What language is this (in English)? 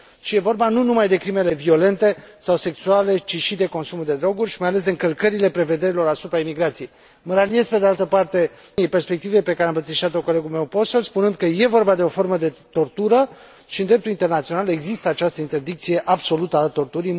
Romanian